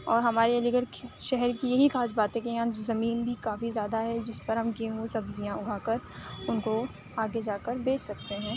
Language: Urdu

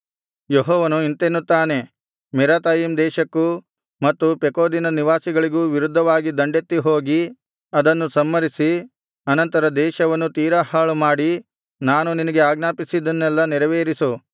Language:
Kannada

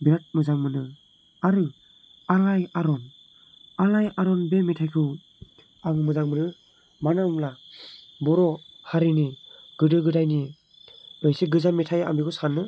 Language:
Bodo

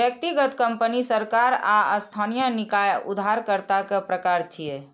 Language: Maithili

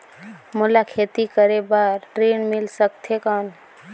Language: Chhattisgarhi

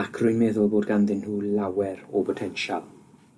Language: Welsh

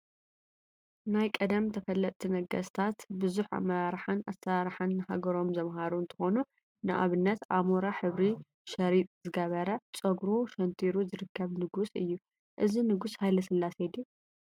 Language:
Tigrinya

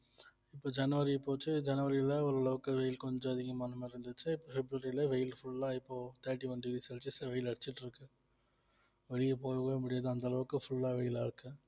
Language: Tamil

